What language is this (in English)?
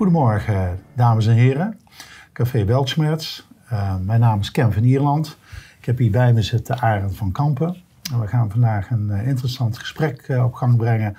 Dutch